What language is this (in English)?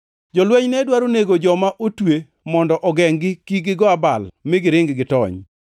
Luo (Kenya and Tanzania)